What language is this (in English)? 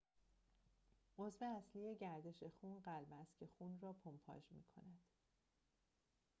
Persian